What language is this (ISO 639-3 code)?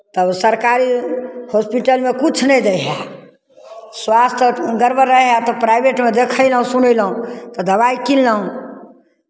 mai